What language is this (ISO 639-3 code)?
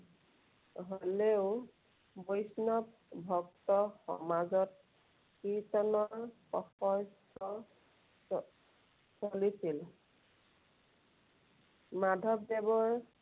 asm